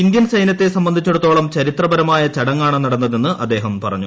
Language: Malayalam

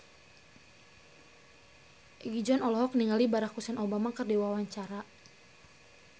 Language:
Sundanese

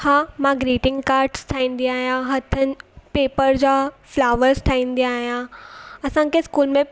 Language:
Sindhi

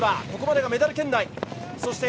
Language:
Japanese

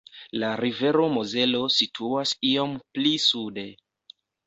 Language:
Esperanto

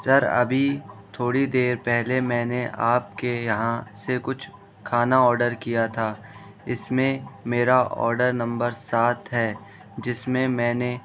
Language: Urdu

